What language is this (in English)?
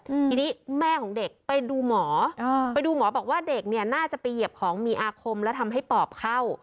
Thai